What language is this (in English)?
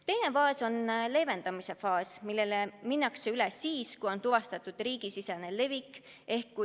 Estonian